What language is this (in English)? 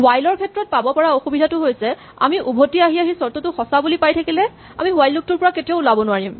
Assamese